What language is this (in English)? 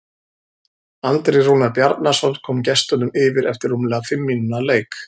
Icelandic